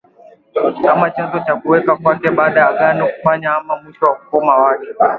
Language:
Swahili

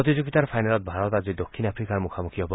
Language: Assamese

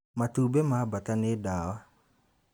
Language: Kikuyu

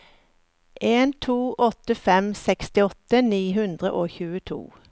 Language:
Norwegian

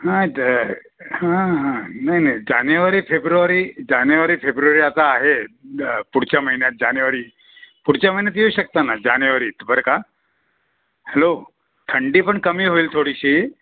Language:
Marathi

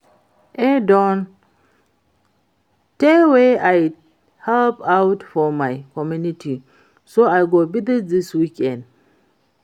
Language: Nigerian Pidgin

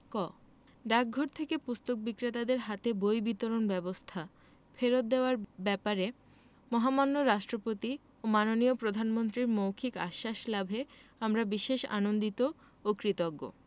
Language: Bangla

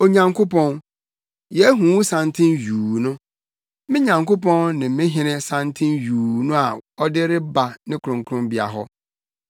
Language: Akan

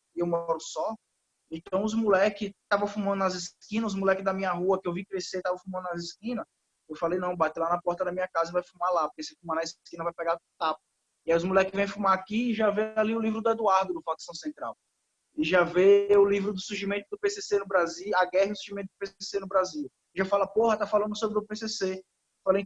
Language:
Portuguese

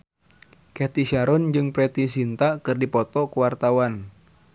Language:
Sundanese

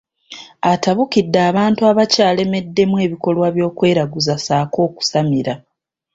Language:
Ganda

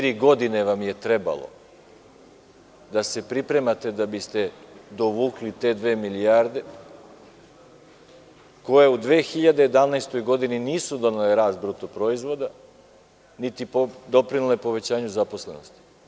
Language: Serbian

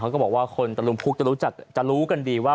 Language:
Thai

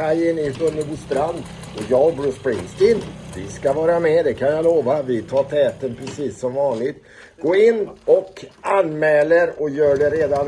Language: Swedish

